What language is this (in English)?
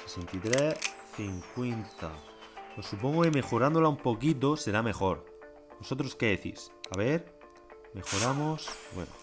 Spanish